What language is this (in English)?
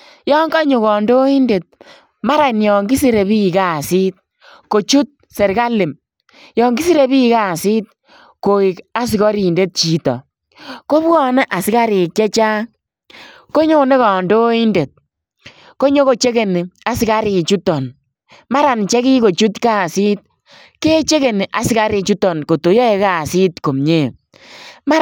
Kalenjin